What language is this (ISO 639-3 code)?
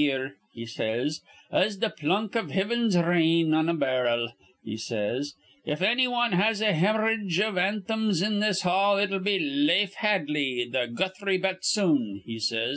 eng